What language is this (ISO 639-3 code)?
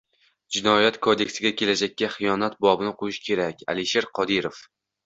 uzb